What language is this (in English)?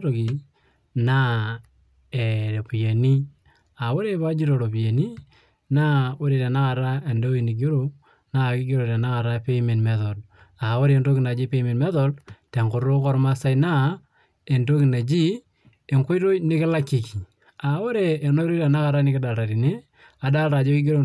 Masai